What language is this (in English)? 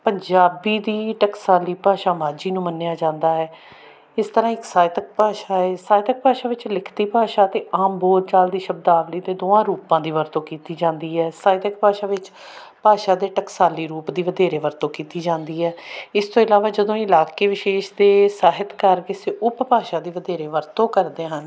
Punjabi